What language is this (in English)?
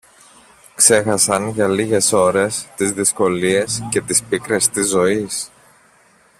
Greek